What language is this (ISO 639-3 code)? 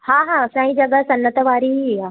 snd